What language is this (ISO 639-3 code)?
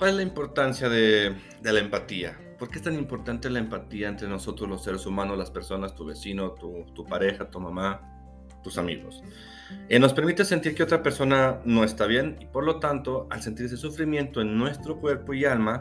spa